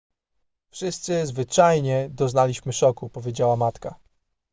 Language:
Polish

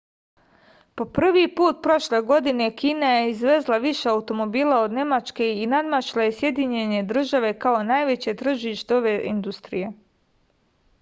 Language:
Serbian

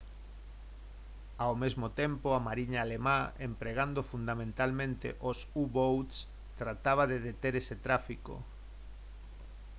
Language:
Galician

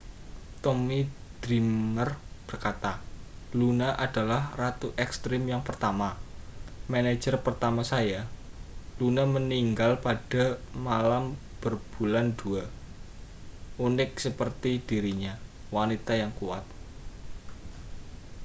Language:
Indonesian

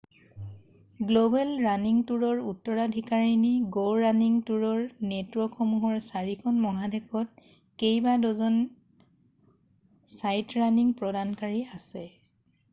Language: Assamese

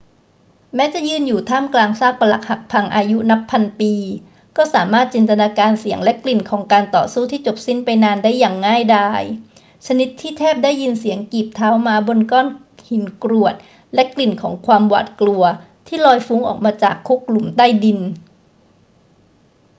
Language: Thai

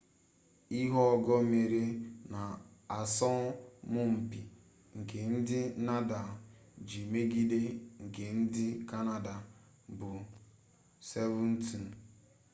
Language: Igbo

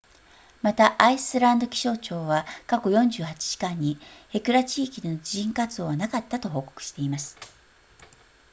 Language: Japanese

